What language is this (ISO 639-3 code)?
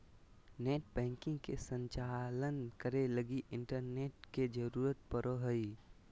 mag